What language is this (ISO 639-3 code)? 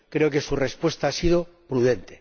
spa